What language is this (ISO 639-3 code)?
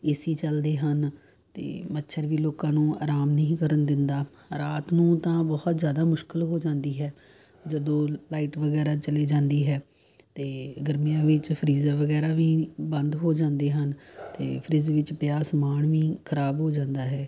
pan